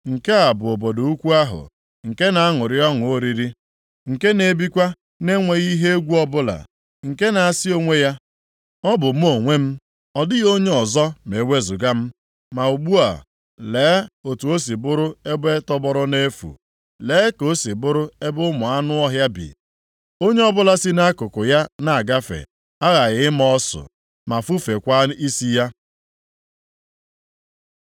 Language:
Igbo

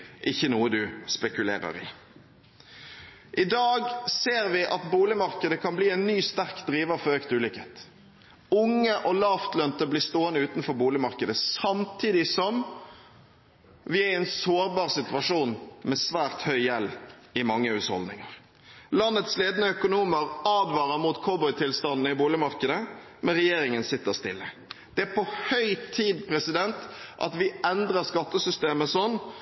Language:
Norwegian Bokmål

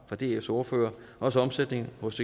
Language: Danish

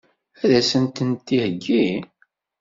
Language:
Kabyle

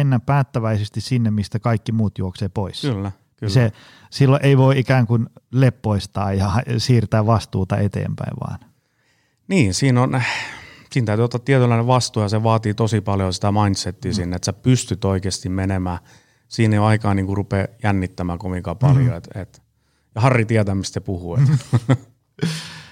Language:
Finnish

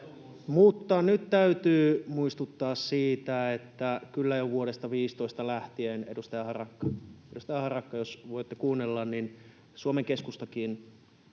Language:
Finnish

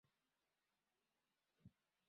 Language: Swahili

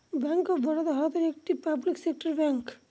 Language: Bangla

